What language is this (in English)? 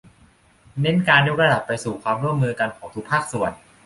Thai